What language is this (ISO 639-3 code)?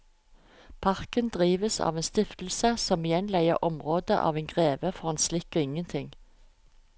nor